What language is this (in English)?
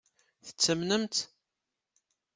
Kabyle